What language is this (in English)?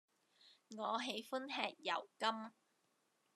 Cantonese